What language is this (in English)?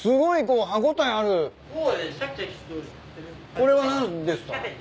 Japanese